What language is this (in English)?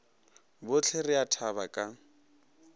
Northern Sotho